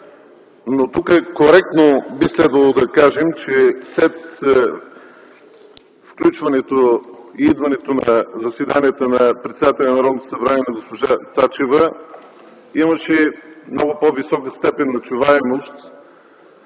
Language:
Bulgarian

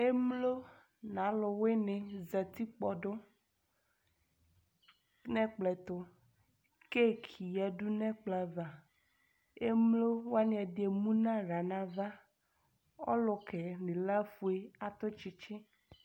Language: Ikposo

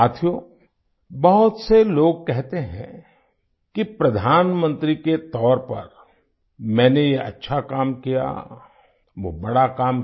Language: Hindi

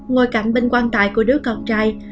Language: Vietnamese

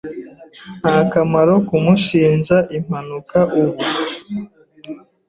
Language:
Kinyarwanda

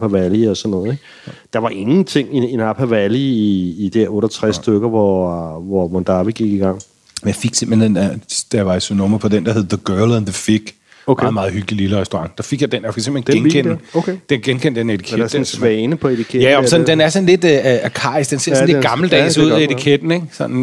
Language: Danish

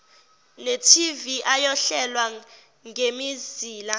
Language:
Zulu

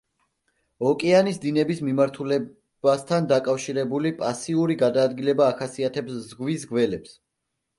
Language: Georgian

